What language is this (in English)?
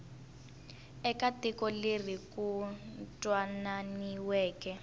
Tsonga